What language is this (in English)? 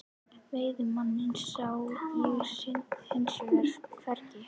Icelandic